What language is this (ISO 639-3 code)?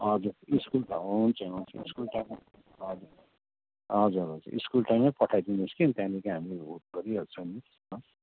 nep